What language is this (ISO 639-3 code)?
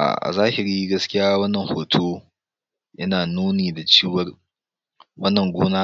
hau